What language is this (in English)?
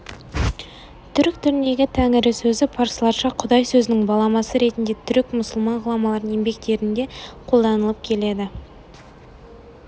Kazakh